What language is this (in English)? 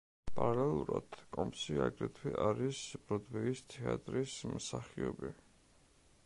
Georgian